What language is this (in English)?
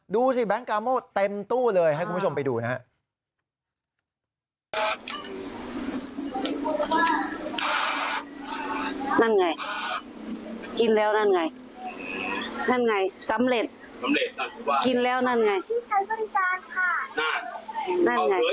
Thai